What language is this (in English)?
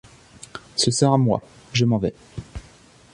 French